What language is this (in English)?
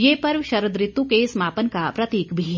Hindi